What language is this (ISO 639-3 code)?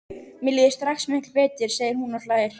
isl